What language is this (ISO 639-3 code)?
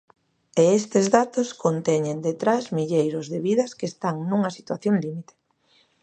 glg